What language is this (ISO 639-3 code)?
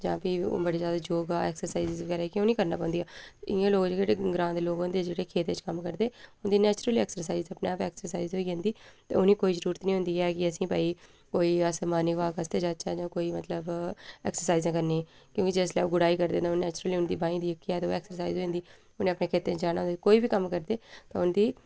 doi